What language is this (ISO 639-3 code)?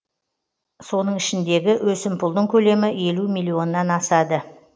kaz